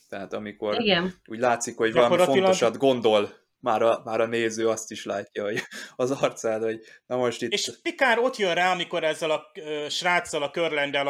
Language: Hungarian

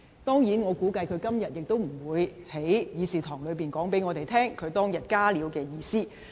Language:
Cantonese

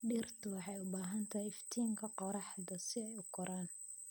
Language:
Somali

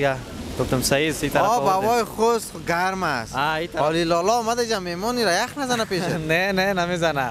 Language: Persian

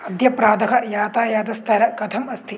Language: Sanskrit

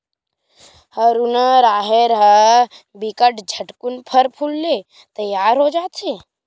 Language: Chhattisgarhi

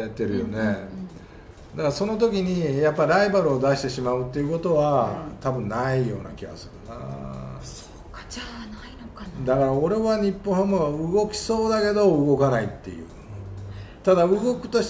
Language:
Japanese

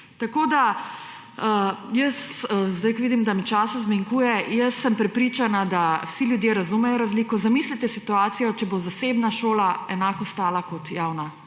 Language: Slovenian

